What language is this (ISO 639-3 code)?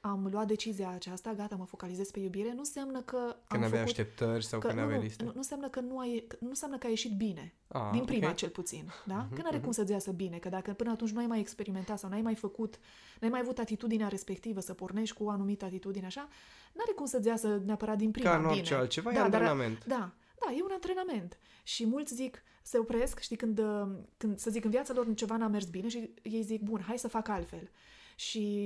ron